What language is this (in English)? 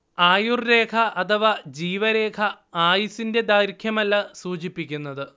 Malayalam